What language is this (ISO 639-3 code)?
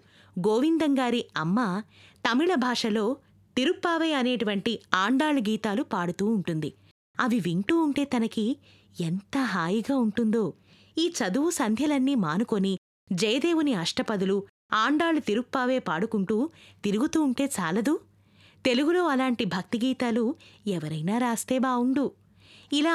tel